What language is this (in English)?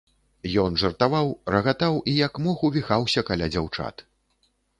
Belarusian